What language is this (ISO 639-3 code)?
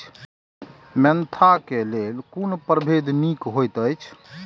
mai